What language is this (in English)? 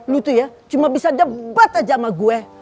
Indonesian